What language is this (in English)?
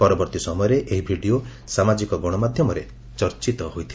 Odia